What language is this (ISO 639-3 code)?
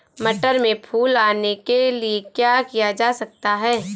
hin